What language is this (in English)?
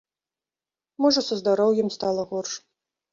Belarusian